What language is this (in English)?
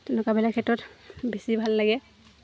Assamese